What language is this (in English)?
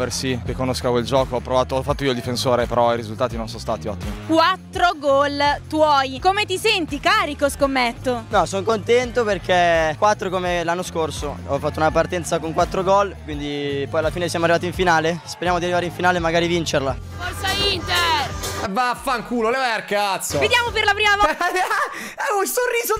Italian